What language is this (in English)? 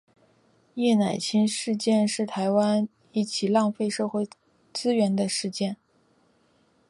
Chinese